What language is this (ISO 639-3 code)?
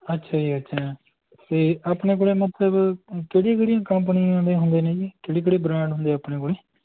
pan